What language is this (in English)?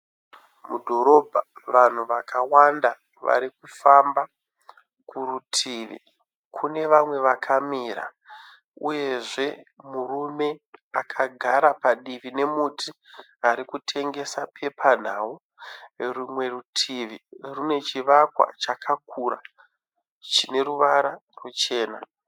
Shona